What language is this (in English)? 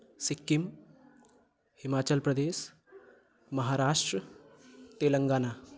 Maithili